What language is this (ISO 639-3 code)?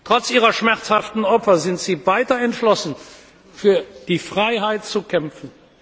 deu